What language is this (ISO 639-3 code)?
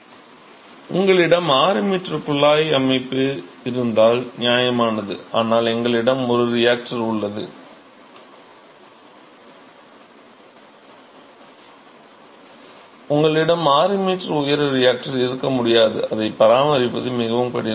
tam